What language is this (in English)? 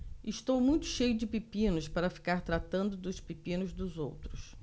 Portuguese